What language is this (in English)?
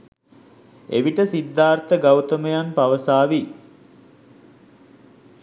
Sinhala